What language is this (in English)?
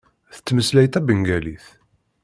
Kabyle